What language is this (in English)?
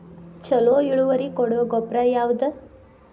Kannada